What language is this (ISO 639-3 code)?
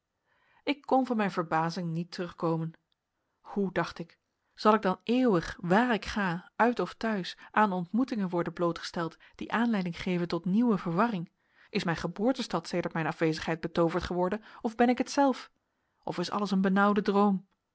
nld